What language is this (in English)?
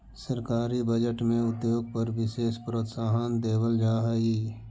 Magahi